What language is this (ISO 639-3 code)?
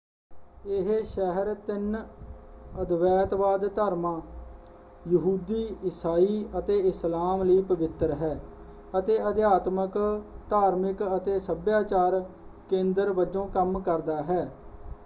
pan